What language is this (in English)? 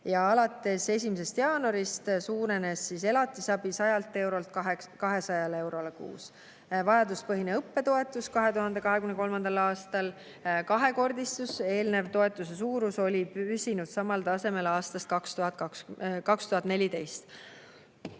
Estonian